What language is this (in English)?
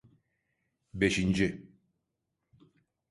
Turkish